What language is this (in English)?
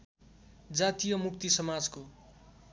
Nepali